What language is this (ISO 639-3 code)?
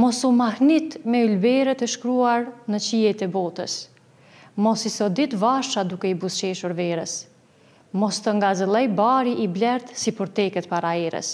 ron